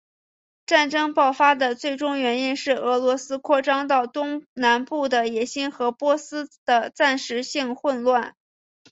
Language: Chinese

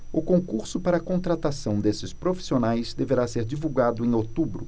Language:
Portuguese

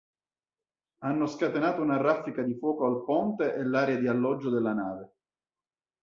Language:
Italian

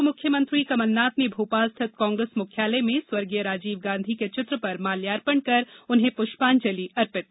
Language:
Hindi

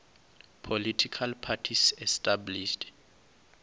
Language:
Venda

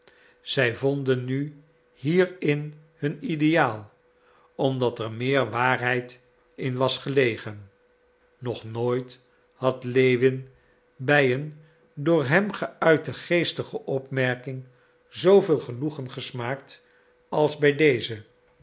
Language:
Dutch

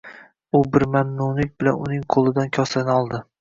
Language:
Uzbek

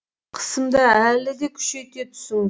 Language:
Kazakh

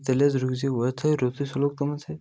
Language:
Kashmiri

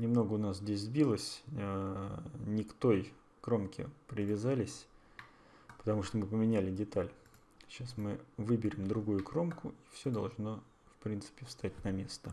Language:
Russian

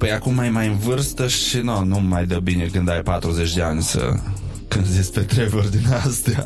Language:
Romanian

